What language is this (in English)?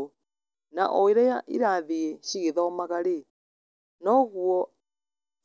Kikuyu